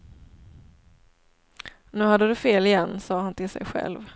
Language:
Swedish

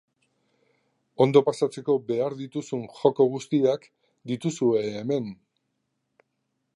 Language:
Basque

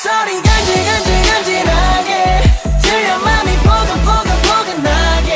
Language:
Korean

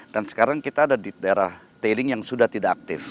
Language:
Indonesian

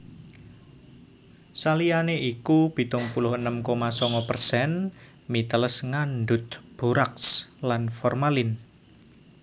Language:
Javanese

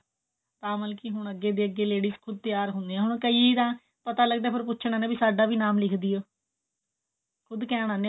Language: Punjabi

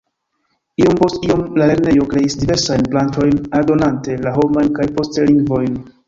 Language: Esperanto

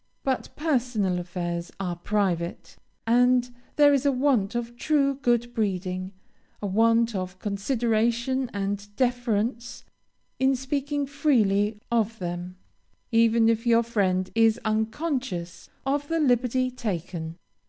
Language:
English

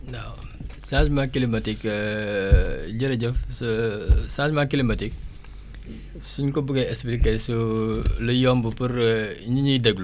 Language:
Wolof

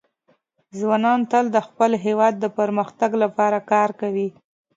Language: Pashto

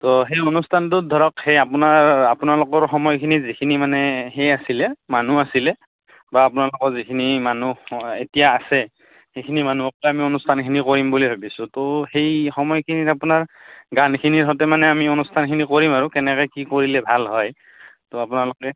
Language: Assamese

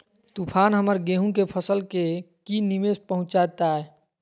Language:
Magahi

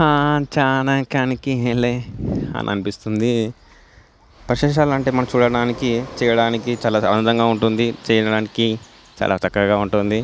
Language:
Telugu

